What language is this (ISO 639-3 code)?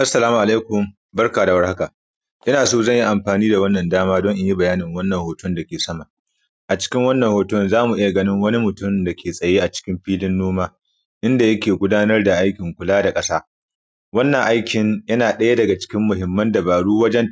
hau